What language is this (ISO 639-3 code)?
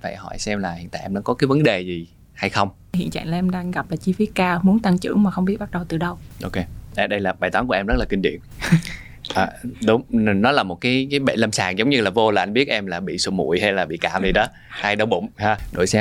vie